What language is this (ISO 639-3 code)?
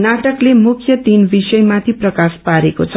nep